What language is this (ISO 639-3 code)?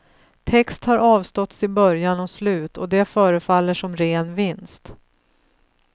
swe